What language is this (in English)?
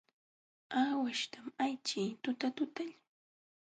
Jauja Wanca Quechua